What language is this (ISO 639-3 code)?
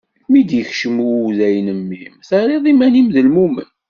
kab